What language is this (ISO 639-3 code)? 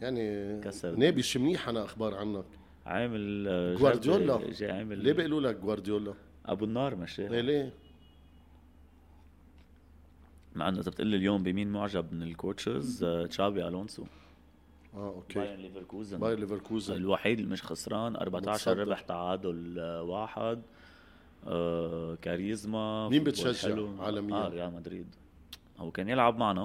ara